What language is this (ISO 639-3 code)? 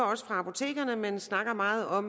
dan